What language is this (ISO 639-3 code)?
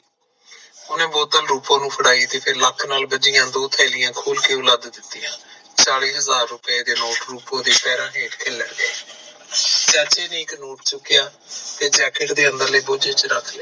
pan